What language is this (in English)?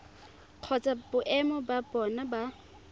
Tswana